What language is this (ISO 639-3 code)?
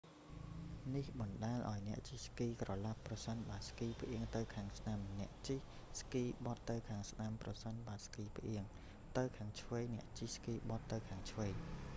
khm